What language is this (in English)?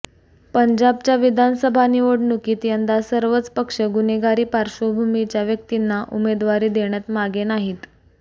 Marathi